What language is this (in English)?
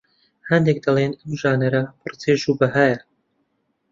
Central Kurdish